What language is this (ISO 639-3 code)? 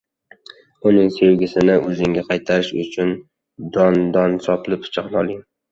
uzb